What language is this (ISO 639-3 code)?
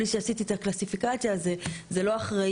heb